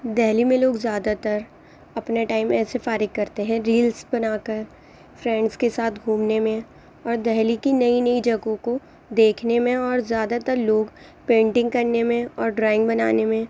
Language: Urdu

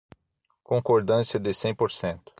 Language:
Portuguese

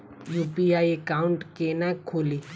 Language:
Maithili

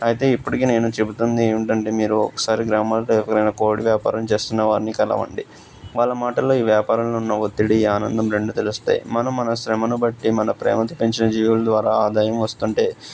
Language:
Telugu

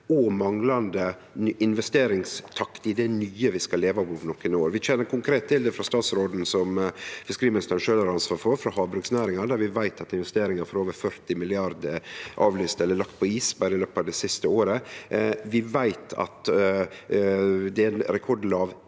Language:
Norwegian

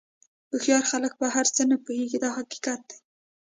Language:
Pashto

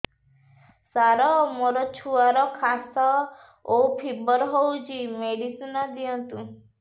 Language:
Odia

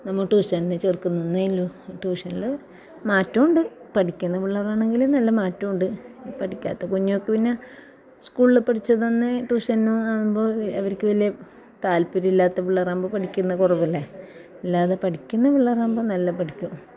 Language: Malayalam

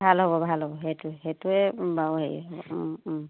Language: Assamese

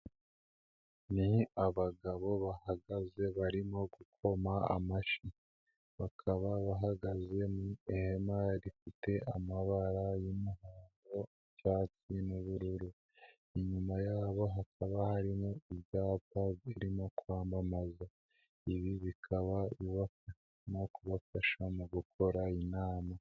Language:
Kinyarwanda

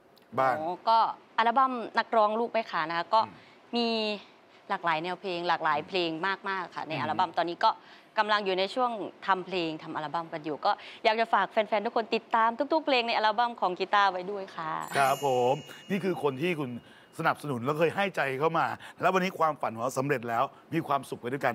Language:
Thai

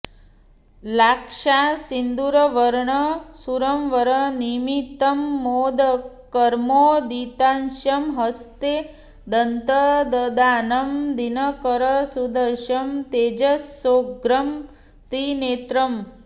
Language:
Sanskrit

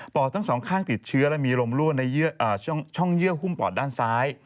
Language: Thai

